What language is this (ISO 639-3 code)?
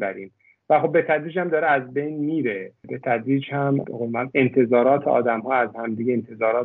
fas